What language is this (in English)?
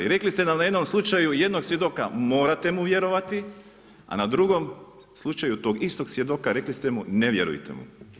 Croatian